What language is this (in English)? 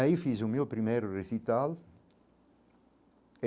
Portuguese